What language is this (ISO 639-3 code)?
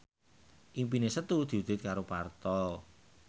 jav